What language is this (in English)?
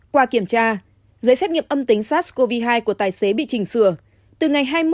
Vietnamese